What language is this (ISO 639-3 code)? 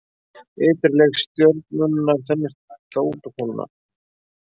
isl